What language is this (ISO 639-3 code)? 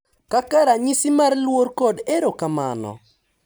luo